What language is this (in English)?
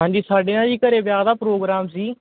Punjabi